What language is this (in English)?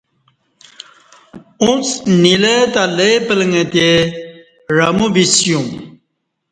Kati